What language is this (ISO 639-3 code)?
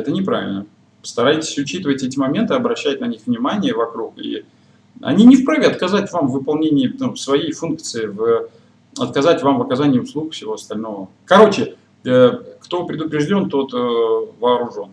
rus